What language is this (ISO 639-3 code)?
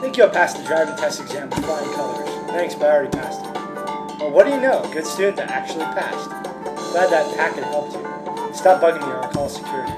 eng